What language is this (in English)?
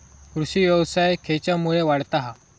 Marathi